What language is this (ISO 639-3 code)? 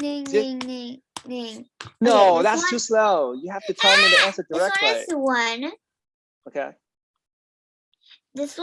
zho